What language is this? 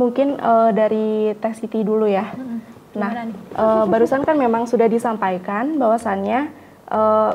Indonesian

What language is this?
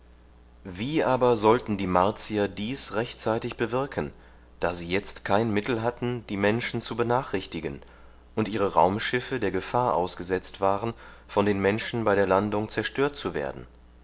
German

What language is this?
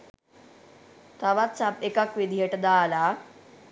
Sinhala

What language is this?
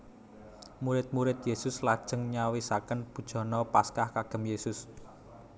Javanese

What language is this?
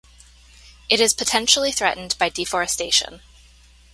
English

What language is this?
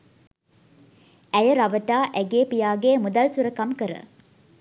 Sinhala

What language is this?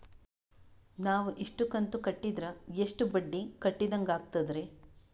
Kannada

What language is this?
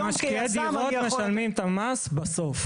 Hebrew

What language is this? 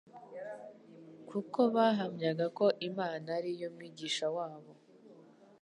Kinyarwanda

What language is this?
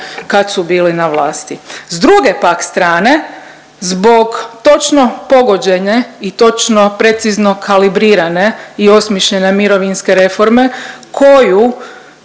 Croatian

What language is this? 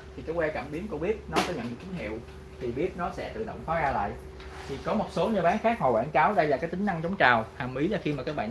Vietnamese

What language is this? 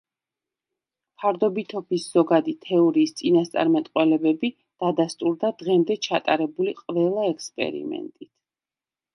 Georgian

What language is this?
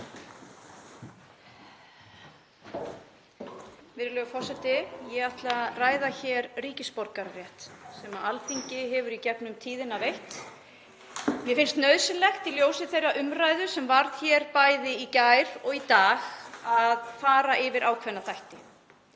Icelandic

